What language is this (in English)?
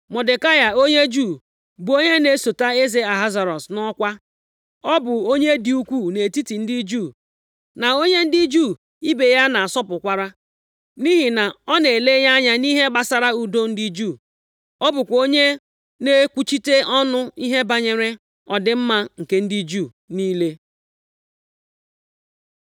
Igbo